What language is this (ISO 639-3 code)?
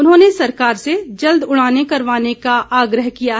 hin